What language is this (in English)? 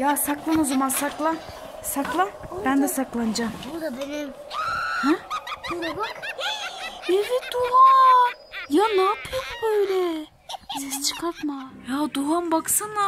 Turkish